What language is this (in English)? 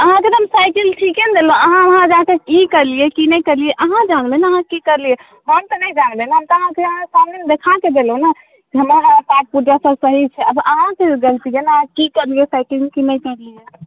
Maithili